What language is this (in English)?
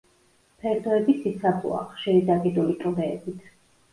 Georgian